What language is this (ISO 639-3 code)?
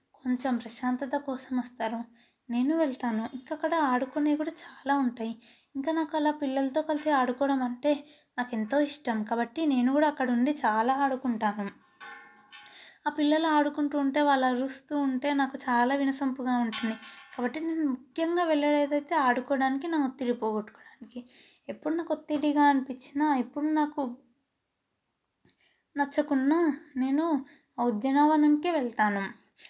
tel